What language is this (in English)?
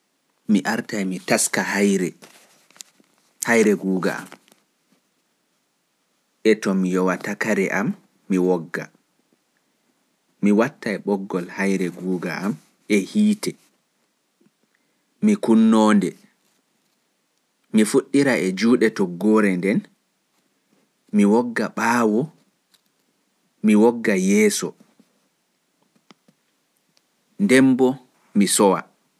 Pular